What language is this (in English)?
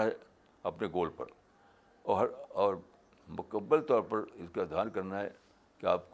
Urdu